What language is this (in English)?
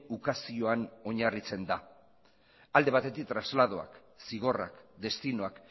Basque